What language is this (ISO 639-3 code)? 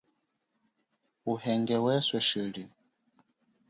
cjk